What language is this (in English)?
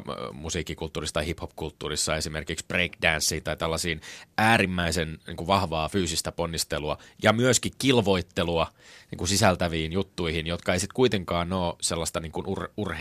Finnish